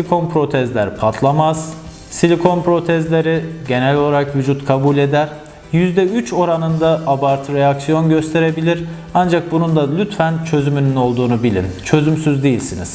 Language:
Turkish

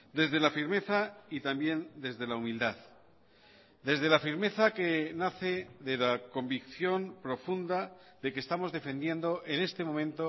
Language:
Spanish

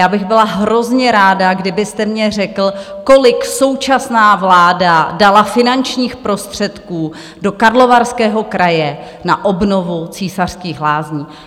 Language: Czech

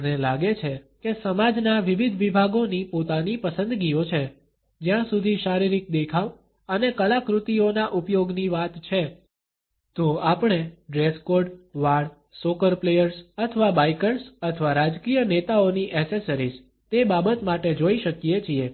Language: Gujarati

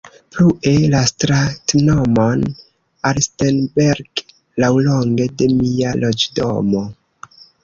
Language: Esperanto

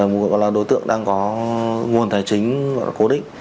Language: Vietnamese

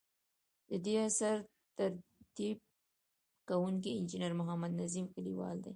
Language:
Pashto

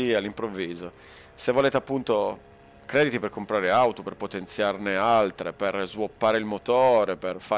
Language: Italian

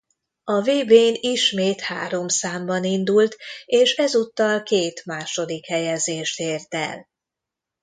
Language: Hungarian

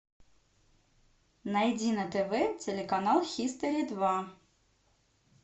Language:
Russian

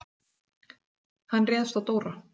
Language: Icelandic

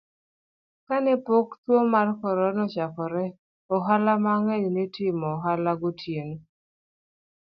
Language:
Luo (Kenya and Tanzania)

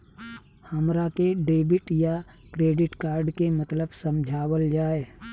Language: Bhojpuri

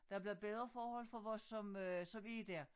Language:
Danish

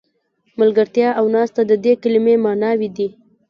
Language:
Pashto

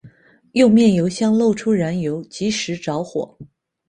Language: Chinese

